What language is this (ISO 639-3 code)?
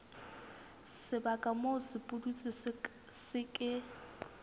sot